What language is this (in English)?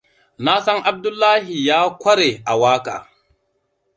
Hausa